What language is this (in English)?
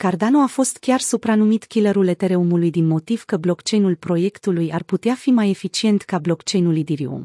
Romanian